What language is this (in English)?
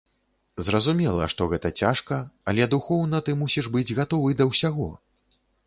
Belarusian